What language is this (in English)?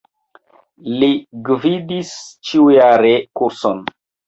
Esperanto